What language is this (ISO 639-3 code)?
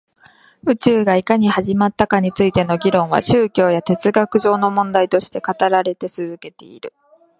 jpn